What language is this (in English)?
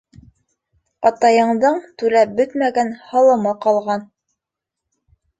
Bashkir